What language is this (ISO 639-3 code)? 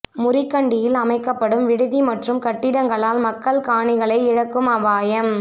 tam